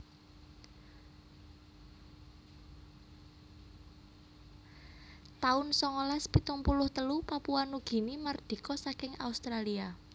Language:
Javanese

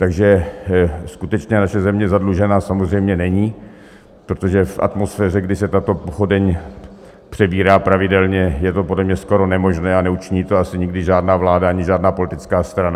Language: Czech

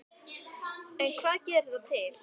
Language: Icelandic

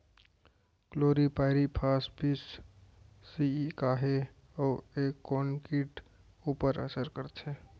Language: Chhattisgarhi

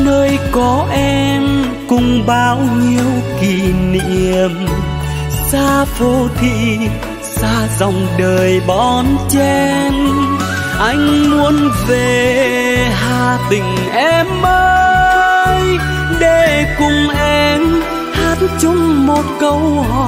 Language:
Vietnamese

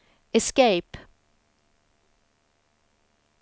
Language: Swedish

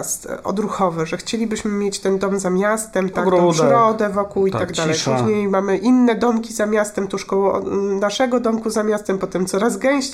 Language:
Polish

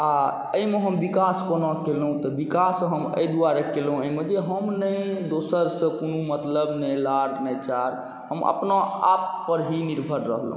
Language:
Maithili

